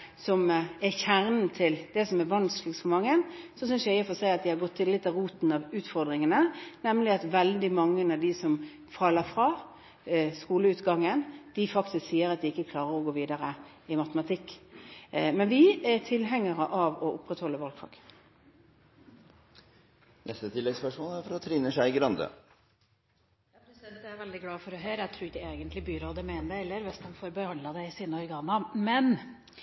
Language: Norwegian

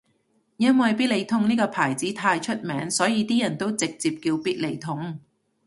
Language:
Cantonese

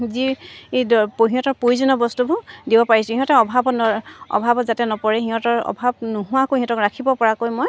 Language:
Assamese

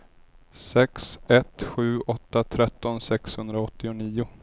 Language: Swedish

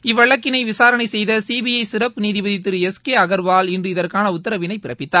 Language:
Tamil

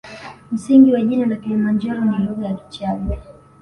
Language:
Swahili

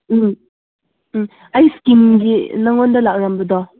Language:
Manipuri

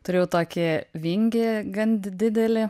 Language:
Lithuanian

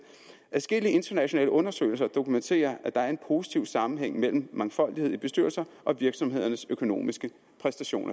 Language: Danish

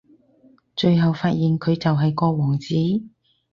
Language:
Cantonese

